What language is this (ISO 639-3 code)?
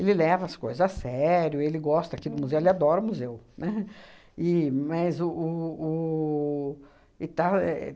por